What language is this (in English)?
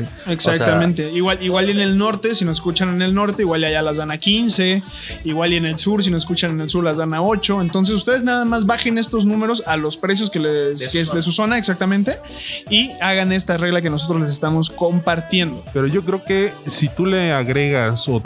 Spanish